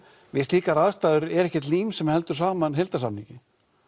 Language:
Icelandic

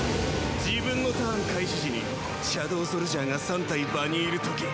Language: Japanese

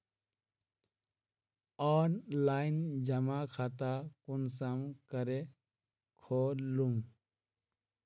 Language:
Magahi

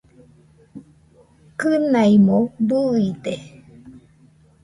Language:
Nüpode Huitoto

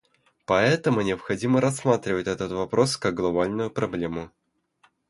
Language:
Russian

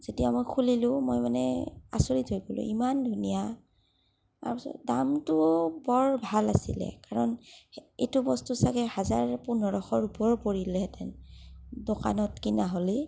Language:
Assamese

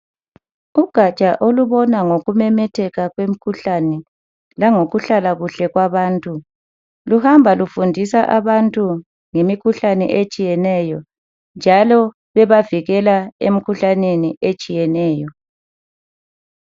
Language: North Ndebele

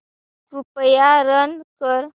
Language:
Marathi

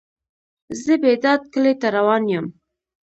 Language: Pashto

